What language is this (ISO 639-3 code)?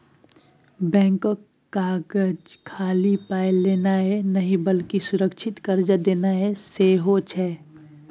mai